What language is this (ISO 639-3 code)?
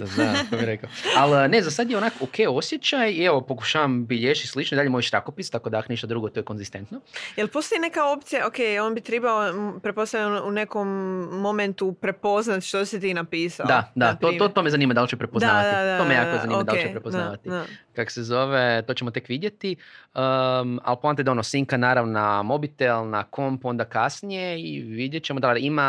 hrv